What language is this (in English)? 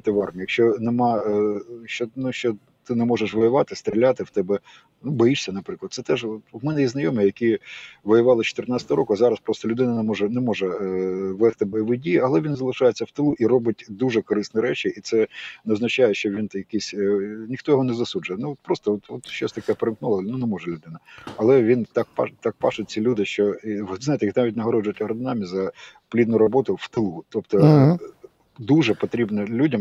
Ukrainian